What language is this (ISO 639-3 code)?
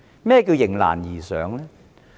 yue